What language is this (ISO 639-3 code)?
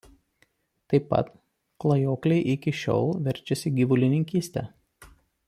lit